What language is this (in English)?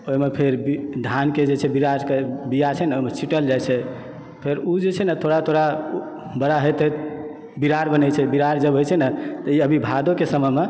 Maithili